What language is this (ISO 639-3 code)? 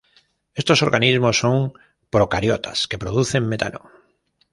spa